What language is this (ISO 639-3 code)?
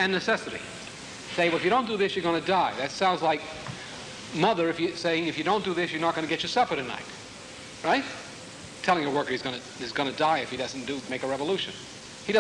eng